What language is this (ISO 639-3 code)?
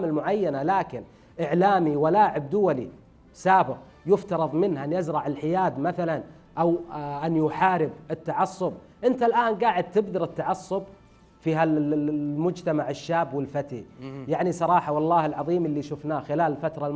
ara